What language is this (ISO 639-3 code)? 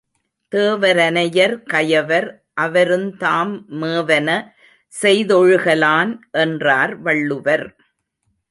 tam